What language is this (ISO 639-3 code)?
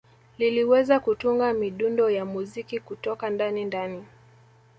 swa